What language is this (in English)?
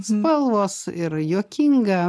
Lithuanian